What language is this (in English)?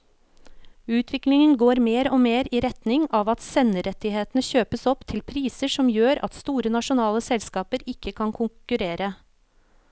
Norwegian